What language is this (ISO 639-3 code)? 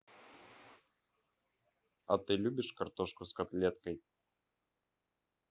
rus